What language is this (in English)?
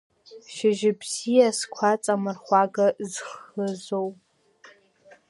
Abkhazian